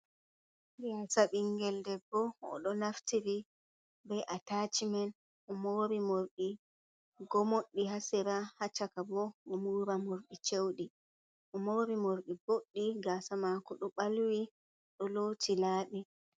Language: Fula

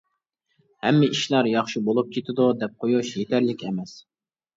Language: Uyghur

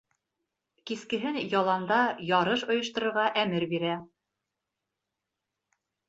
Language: Bashkir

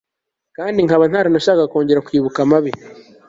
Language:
Kinyarwanda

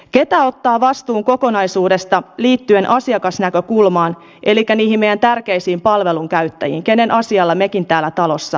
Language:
Finnish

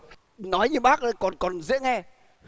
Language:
Vietnamese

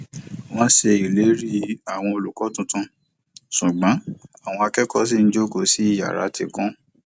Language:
Yoruba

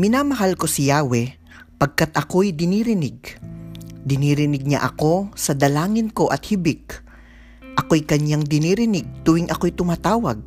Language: Filipino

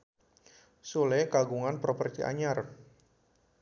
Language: Sundanese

